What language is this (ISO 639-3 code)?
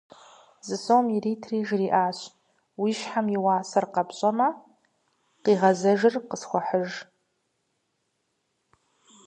kbd